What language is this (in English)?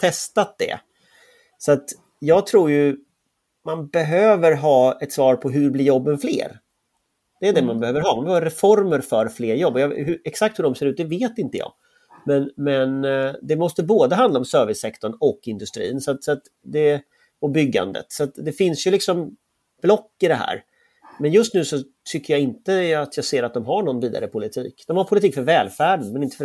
Swedish